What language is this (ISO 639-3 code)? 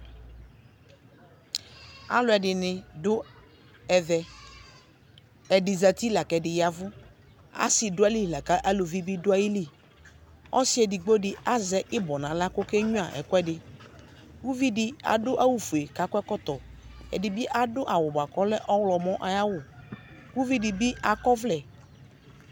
kpo